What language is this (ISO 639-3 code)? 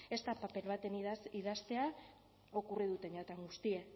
eus